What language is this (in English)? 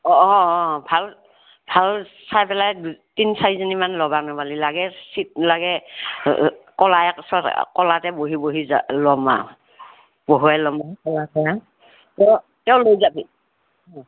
Assamese